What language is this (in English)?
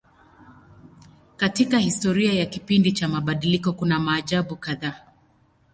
Swahili